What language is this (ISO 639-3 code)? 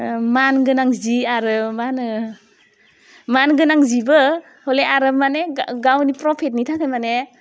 brx